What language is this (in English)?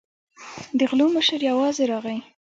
Pashto